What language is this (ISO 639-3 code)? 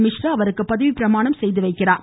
tam